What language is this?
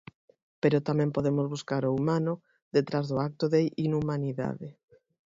Galician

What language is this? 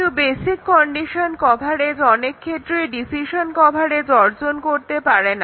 Bangla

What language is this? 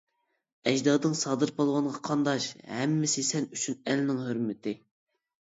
Uyghur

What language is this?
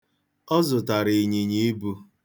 Igbo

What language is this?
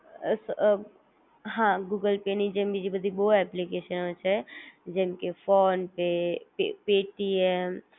Gujarati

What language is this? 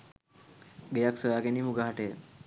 Sinhala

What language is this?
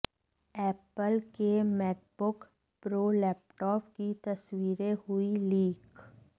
Hindi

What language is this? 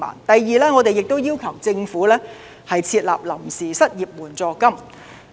Cantonese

